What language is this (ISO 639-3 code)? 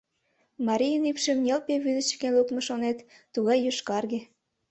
chm